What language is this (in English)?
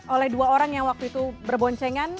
Indonesian